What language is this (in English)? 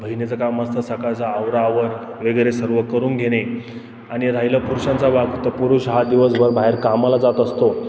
Marathi